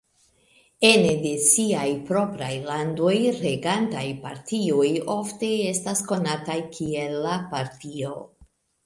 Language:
Esperanto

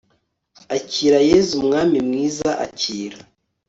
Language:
Kinyarwanda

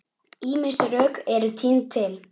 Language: Icelandic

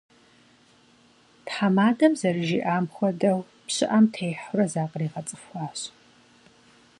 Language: Kabardian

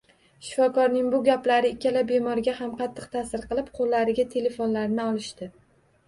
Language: Uzbek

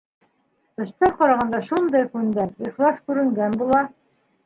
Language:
Bashkir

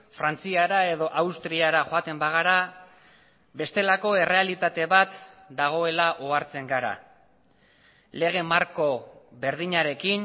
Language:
Basque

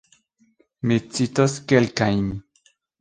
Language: Esperanto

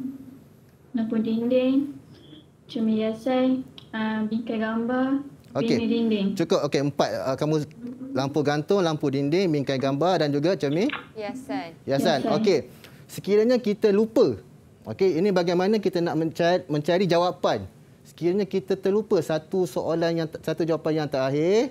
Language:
Malay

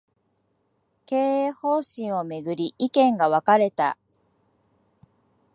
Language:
Japanese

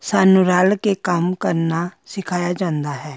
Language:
Punjabi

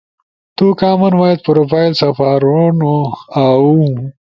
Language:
Ushojo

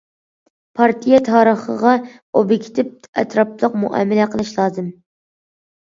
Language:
Uyghur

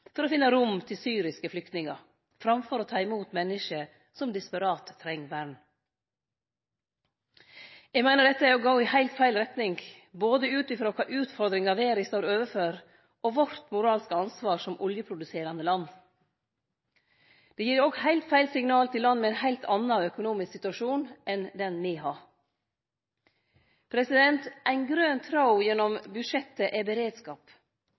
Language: Norwegian Nynorsk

